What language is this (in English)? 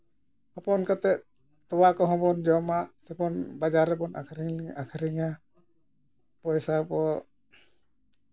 Santali